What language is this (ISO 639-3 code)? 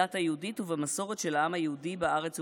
heb